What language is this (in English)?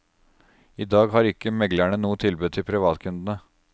Norwegian